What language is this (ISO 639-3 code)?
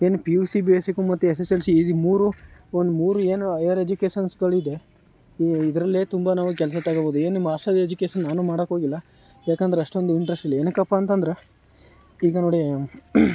kan